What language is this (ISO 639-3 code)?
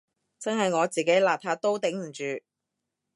yue